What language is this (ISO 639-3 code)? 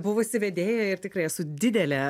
lit